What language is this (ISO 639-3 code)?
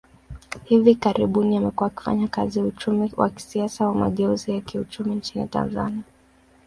swa